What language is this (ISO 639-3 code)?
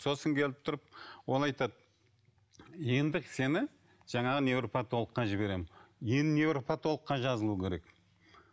kaz